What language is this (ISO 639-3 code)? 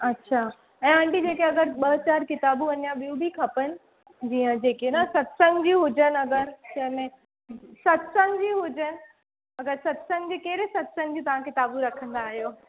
snd